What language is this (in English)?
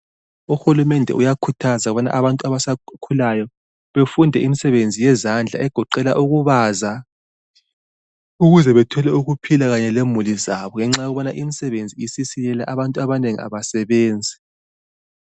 North Ndebele